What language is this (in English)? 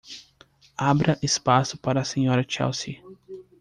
Portuguese